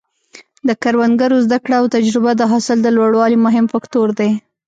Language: Pashto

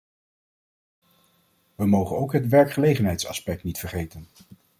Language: Dutch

